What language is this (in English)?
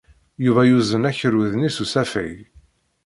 Kabyle